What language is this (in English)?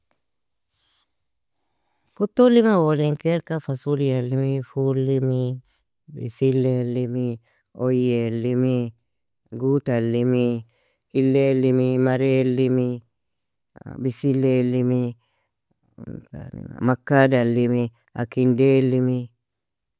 Nobiin